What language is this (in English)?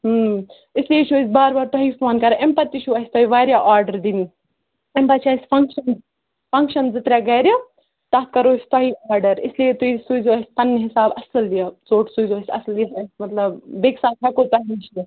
Kashmiri